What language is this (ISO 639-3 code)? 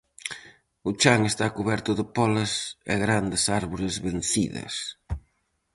glg